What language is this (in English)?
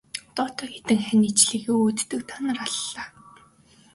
Mongolian